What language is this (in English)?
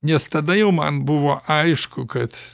Lithuanian